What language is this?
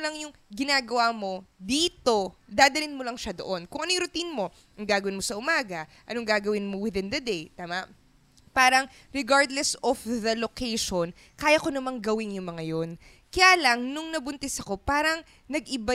Filipino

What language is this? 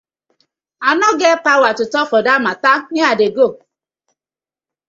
Nigerian Pidgin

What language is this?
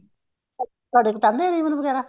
Punjabi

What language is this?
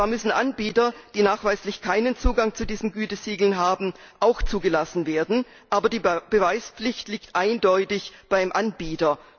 German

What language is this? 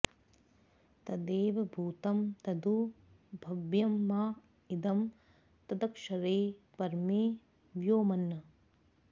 Sanskrit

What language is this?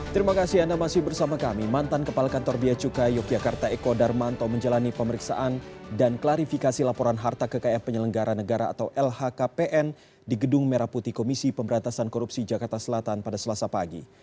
Indonesian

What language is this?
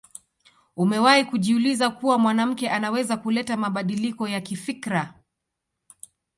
Swahili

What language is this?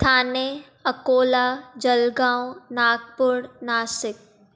Sindhi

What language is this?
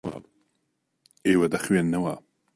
Central Kurdish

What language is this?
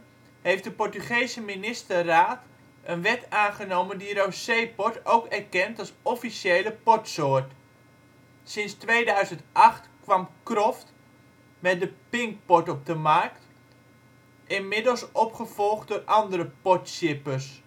Dutch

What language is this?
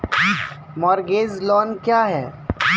Maithili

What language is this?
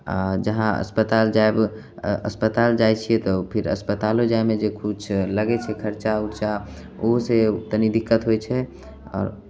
Maithili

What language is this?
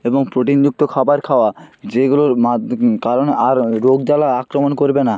Bangla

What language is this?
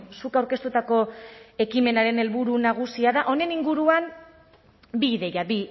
Basque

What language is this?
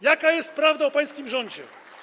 Polish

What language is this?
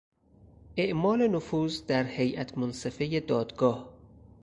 Persian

